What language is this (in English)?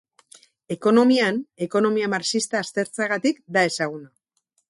Basque